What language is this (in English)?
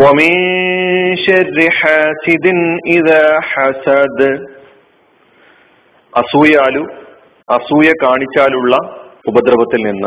Malayalam